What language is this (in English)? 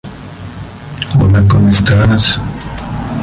Spanish